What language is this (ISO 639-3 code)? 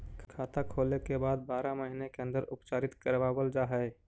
mag